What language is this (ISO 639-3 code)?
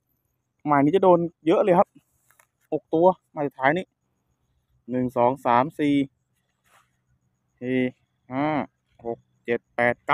tha